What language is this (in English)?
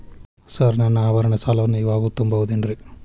Kannada